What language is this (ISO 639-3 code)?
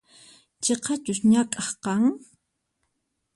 qxp